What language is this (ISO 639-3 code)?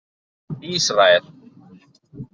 isl